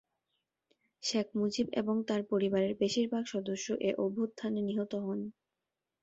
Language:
Bangla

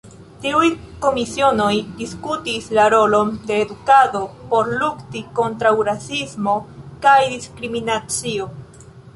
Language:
Esperanto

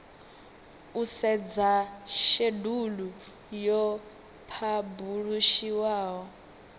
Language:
Venda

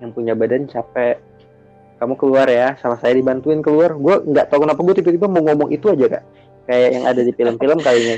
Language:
Indonesian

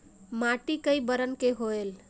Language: Chhattisgarhi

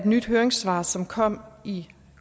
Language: Danish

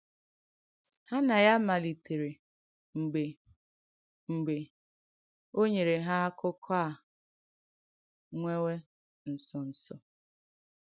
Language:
Igbo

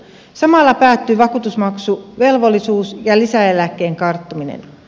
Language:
Finnish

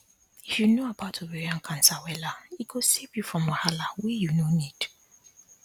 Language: Nigerian Pidgin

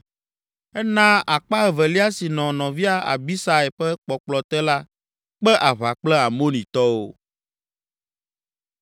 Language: Ewe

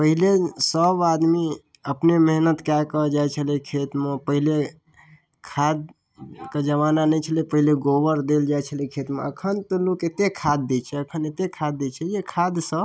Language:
Maithili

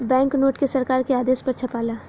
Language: Bhojpuri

